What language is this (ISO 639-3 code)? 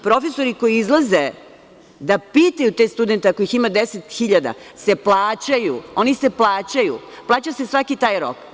srp